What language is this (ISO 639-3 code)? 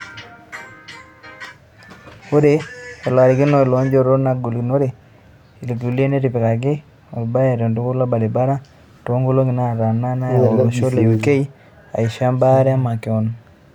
mas